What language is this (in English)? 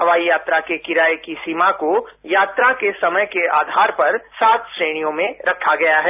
Hindi